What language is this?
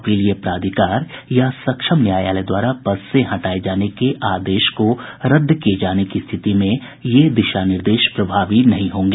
Hindi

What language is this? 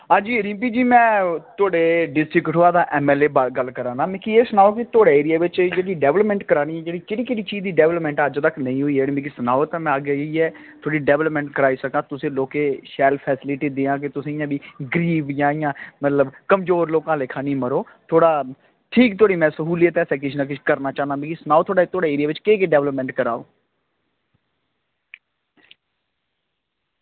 Dogri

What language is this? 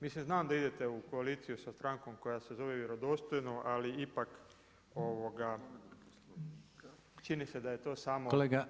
Croatian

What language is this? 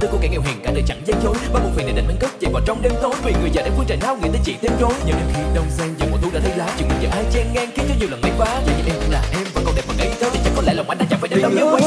Vietnamese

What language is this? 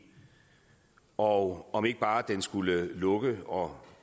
Danish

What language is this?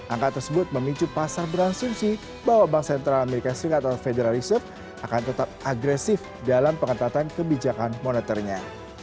Indonesian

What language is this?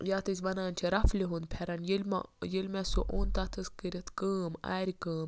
Kashmiri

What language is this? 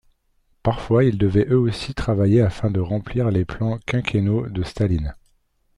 French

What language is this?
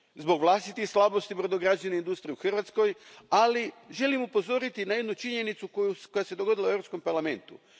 Croatian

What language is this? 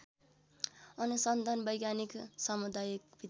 Nepali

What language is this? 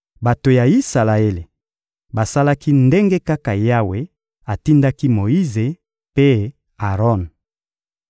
Lingala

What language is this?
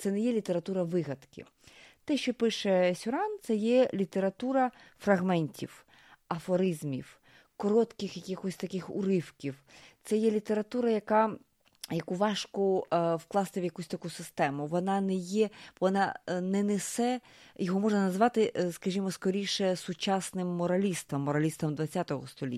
Ukrainian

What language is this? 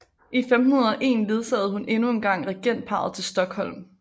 Danish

